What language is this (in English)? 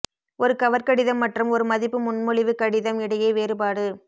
Tamil